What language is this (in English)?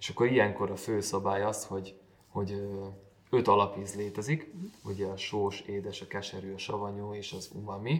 Hungarian